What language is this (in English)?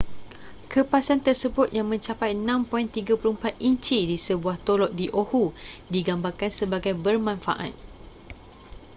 Malay